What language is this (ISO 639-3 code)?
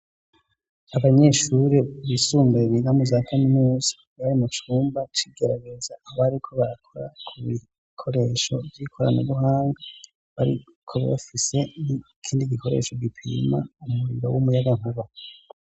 run